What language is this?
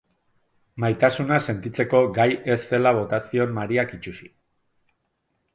Basque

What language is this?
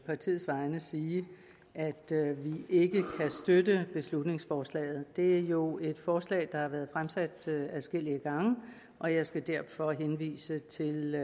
Danish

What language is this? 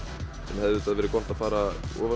Icelandic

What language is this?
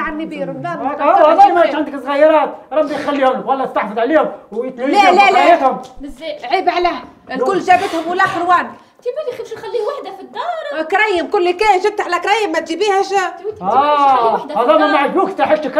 Arabic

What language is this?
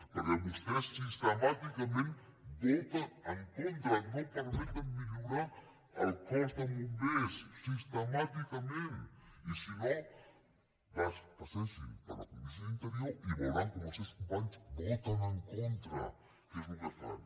Catalan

